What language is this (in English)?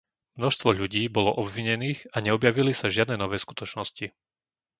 Slovak